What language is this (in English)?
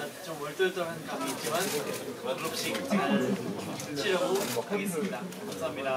Korean